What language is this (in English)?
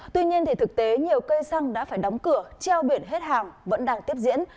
Vietnamese